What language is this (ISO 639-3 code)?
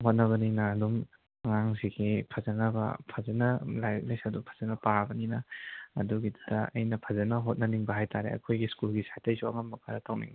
mni